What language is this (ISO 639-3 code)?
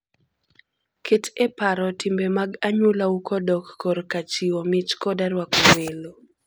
luo